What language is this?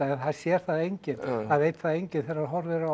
Icelandic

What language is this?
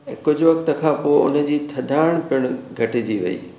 Sindhi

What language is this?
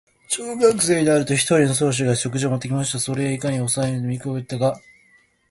Japanese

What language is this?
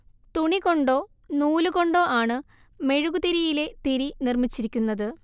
Malayalam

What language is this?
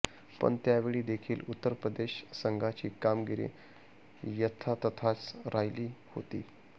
Marathi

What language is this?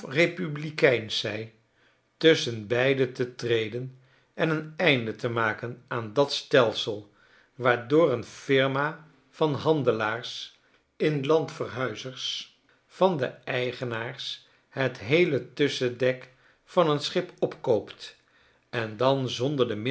Dutch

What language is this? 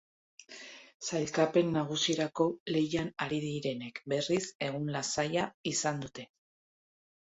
Basque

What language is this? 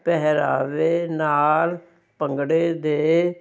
Punjabi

